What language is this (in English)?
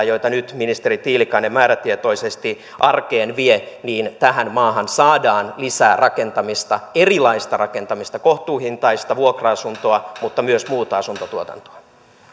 Finnish